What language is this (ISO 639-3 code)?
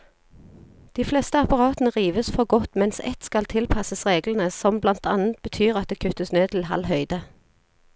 nor